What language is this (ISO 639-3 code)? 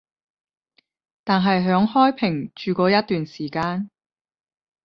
yue